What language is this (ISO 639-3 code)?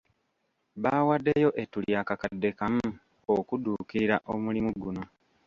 lug